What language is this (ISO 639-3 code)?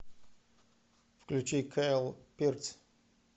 rus